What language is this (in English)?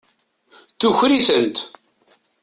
Kabyle